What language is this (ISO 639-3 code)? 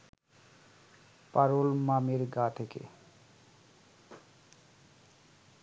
ben